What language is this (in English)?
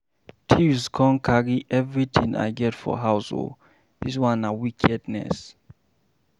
Nigerian Pidgin